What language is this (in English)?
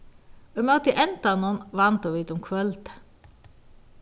Faroese